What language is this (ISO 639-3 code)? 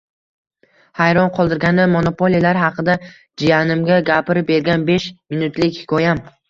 uzb